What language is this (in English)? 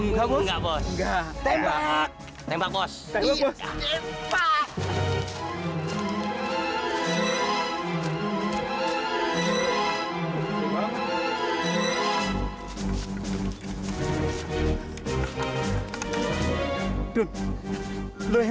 Indonesian